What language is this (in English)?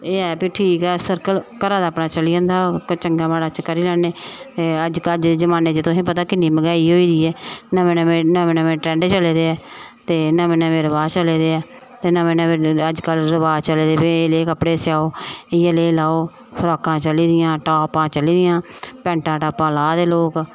Dogri